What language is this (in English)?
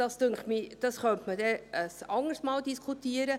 Swiss German